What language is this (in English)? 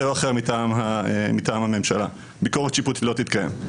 Hebrew